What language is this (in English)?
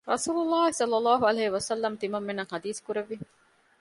Divehi